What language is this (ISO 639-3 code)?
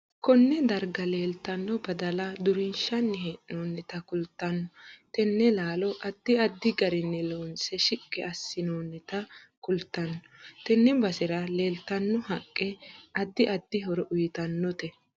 sid